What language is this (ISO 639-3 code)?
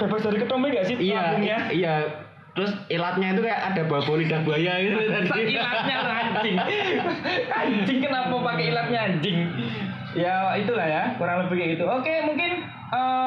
ind